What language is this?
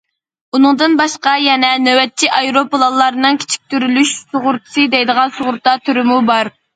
Uyghur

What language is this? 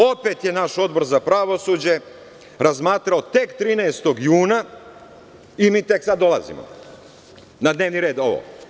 Serbian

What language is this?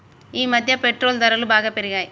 Telugu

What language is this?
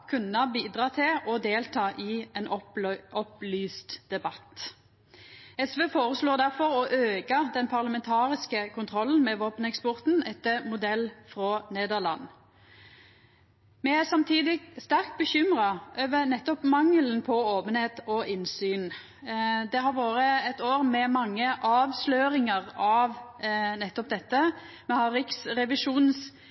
Norwegian Nynorsk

